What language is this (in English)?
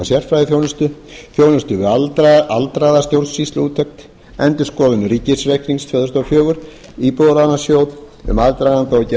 Icelandic